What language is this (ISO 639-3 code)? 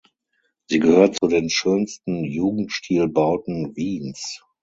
deu